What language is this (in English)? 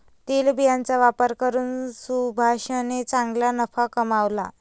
Marathi